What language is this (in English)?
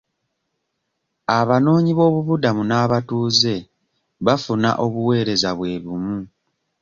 Ganda